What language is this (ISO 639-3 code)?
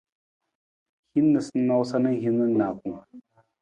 nmz